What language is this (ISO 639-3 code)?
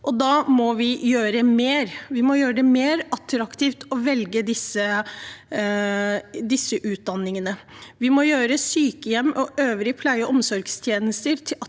nor